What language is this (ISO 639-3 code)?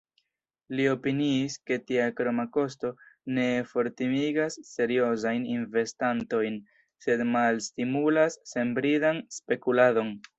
epo